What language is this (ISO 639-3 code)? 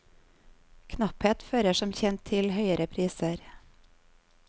nor